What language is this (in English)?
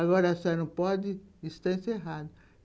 Portuguese